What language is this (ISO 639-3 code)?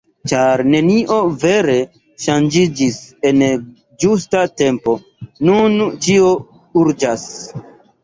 epo